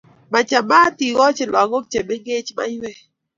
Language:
Kalenjin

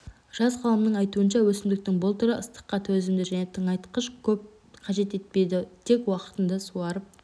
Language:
Kazakh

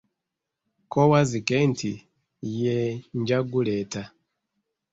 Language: Ganda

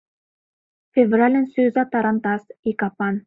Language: Mari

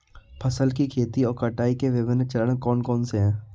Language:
Hindi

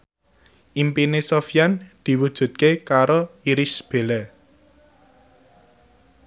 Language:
Javanese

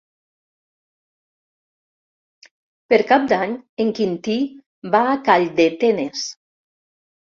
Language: Catalan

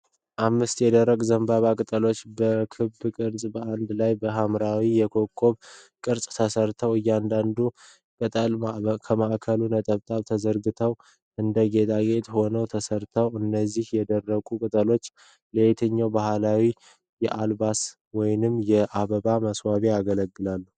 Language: Amharic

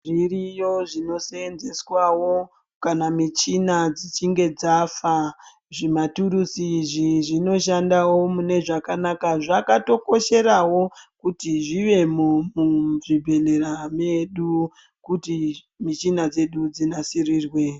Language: Ndau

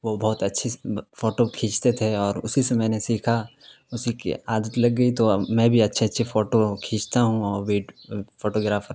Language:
Urdu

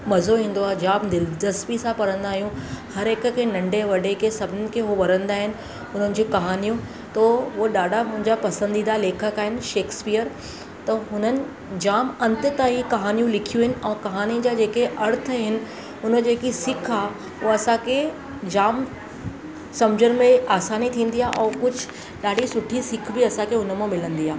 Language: Sindhi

